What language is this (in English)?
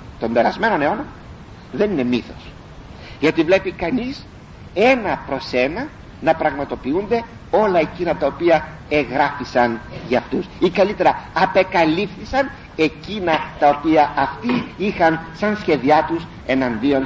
Greek